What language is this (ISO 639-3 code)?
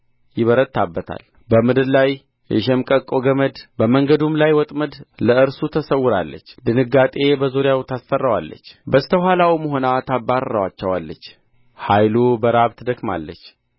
amh